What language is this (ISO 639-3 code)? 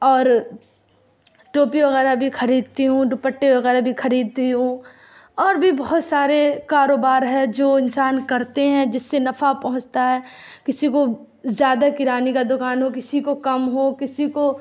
urd